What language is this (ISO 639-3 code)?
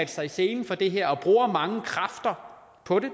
dan